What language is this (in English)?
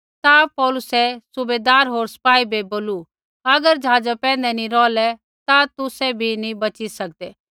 Kullu Pahari